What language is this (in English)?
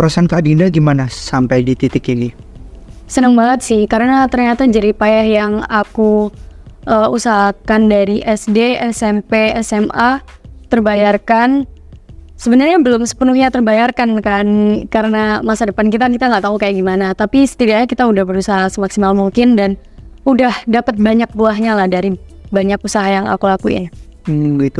Indonesian